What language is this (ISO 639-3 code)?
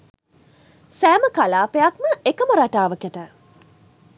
sin